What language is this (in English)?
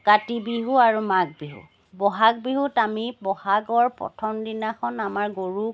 Assamese